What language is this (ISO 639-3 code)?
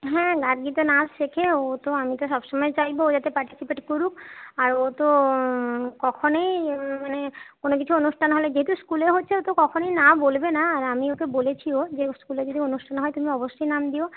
ben